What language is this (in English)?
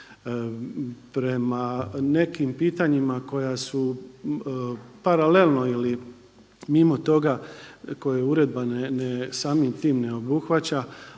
Croatian